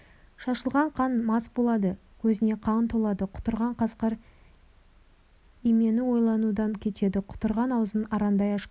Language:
Kazakh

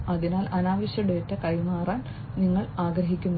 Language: Malayalam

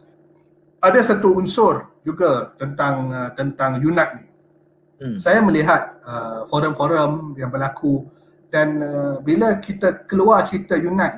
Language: Malay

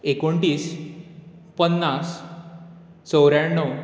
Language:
Konkani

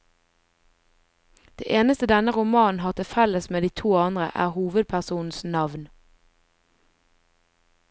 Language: Norwegian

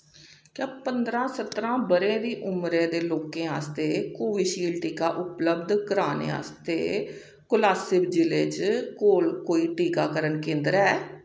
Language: Dogri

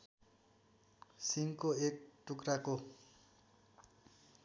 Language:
Nepali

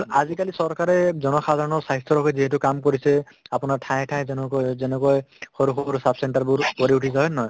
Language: Assamese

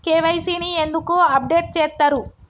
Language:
Telugu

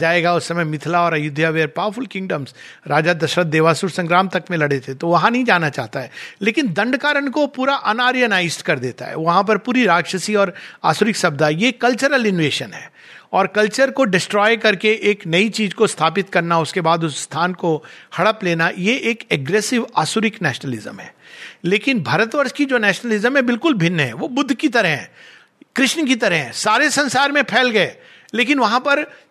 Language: Hindi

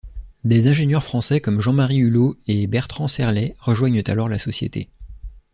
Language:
French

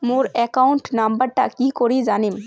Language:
Bangla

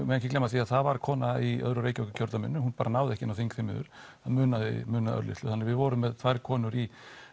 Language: Icelandic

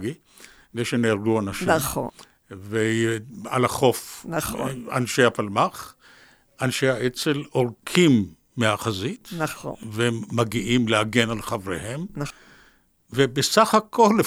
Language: Hebrew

